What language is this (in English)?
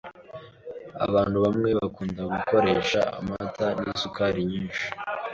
Kinyarwanda